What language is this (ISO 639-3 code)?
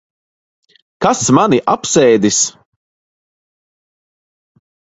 lav